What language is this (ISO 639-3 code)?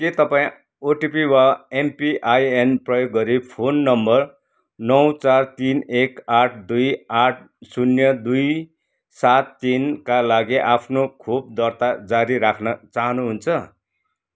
nep